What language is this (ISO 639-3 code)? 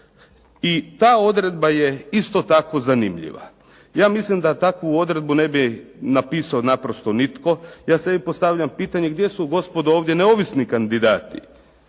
hrv